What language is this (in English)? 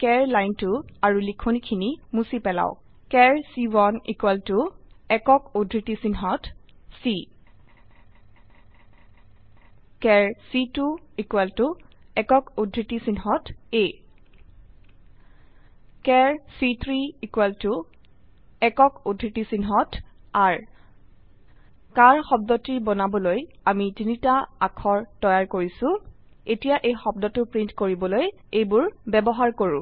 Assamese